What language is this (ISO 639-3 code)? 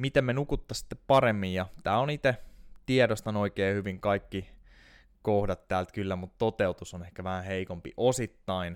fin